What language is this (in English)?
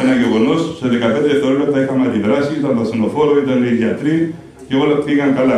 Greek